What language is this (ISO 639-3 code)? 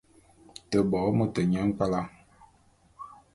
bum